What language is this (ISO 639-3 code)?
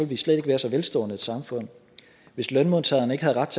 dan